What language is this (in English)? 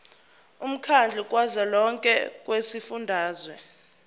Zulu